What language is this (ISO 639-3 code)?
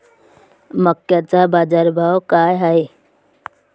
mar